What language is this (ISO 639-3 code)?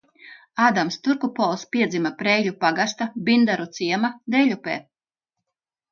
lav